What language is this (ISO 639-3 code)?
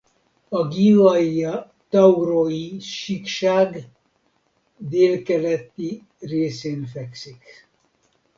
hun